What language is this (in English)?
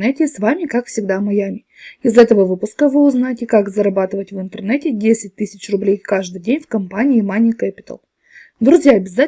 Russian